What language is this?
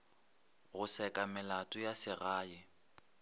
Northern Sotho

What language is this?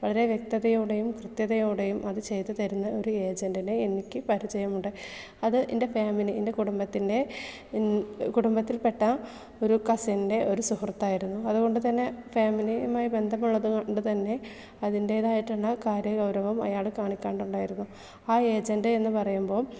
Malayalam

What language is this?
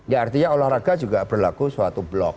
Indonesian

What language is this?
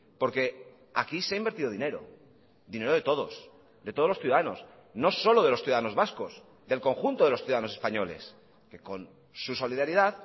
Spanish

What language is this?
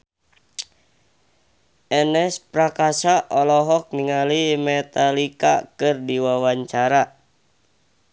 Sundanese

